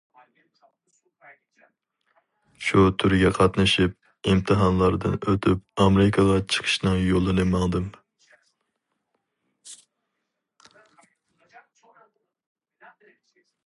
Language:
Uyghur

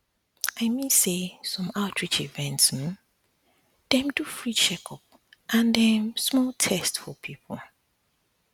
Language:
Nigerian Pidgin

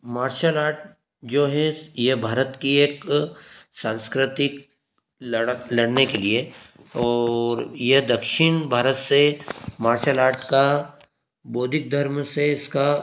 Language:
Hindi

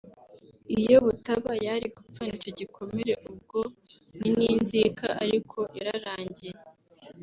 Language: Kinyarwanda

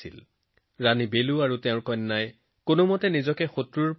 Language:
Assamese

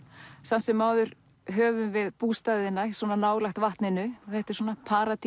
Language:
Icelandic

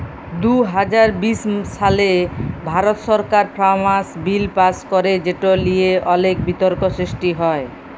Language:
Bangla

